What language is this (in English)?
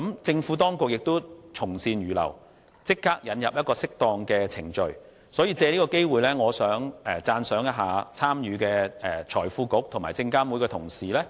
Cantonese